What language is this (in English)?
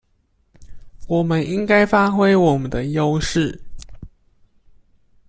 Chinese